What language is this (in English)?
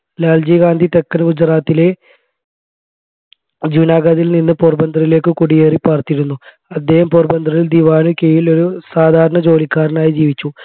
Malayalam